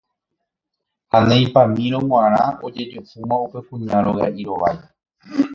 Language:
Guarani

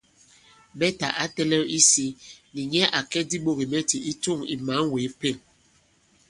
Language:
Bankon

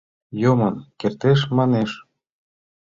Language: Mari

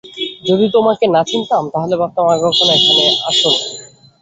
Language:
Bangla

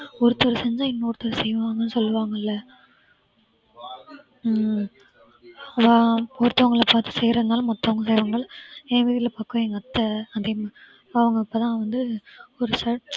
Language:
Tamil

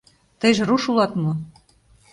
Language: Mari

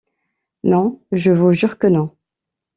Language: French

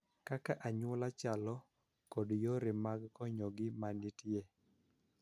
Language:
Luo (Kenya and Tanzania)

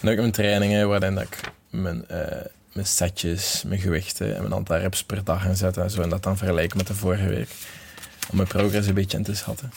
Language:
Dutch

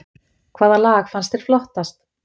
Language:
Icelandic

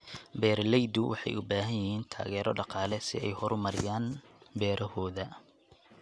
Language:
Somali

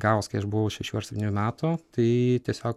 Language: Lithuanian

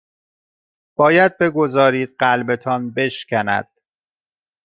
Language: Persian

